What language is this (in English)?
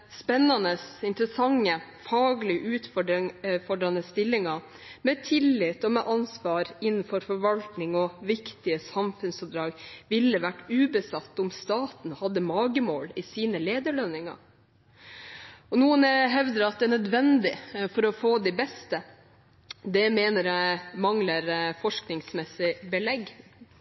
Norwegian Bokmål